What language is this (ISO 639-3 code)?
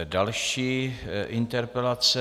ces